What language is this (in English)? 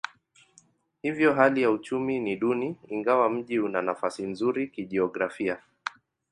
Swahili